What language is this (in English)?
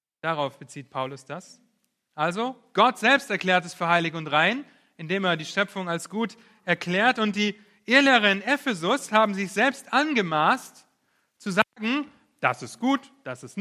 German